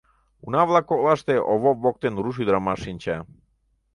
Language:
Mari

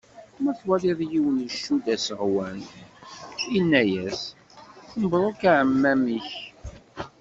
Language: Kabyle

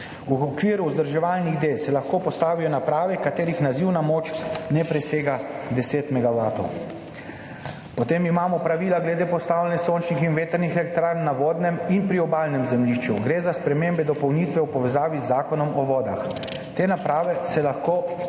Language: Slovenian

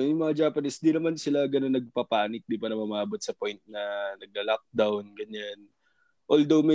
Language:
Filipino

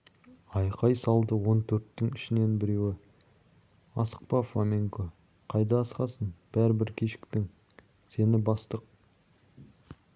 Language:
Kazakh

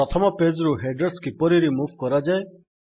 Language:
Odia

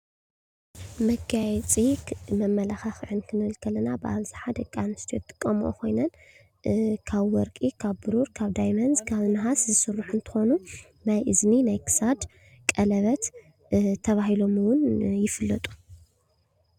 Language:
Tigrinya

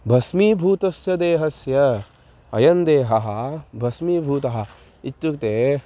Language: Sanskrit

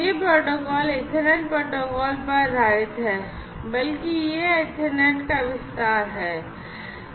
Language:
Hindi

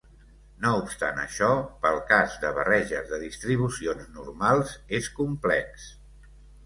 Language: Catalan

